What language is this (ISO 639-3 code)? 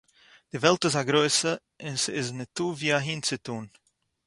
yid